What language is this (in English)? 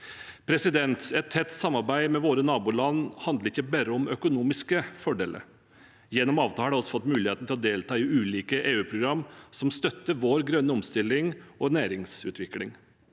Norwegian